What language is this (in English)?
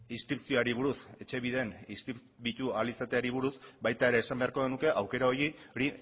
Basque